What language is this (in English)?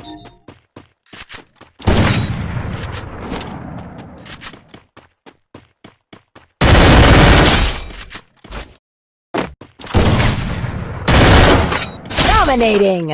English